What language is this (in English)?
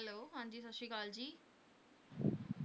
Punjabi